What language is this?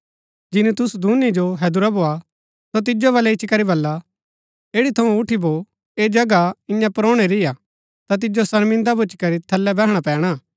Gaddi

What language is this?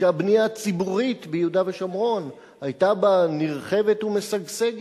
Hebrew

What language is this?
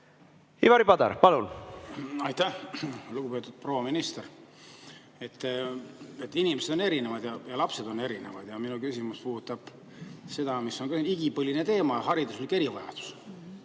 Estonian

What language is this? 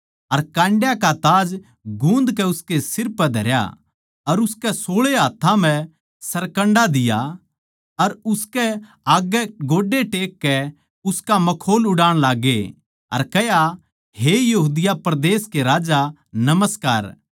Haryanvi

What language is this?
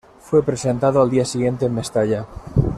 Spanish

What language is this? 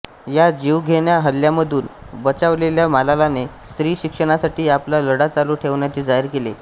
Marathi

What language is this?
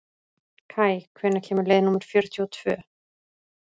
Icelandic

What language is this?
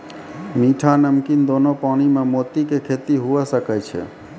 Maithili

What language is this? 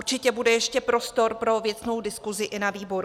Czech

